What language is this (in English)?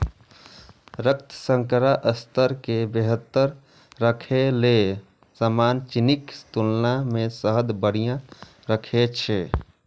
Maithili